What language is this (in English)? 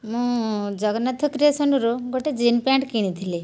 Odia